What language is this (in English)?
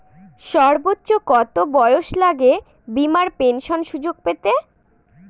Bangla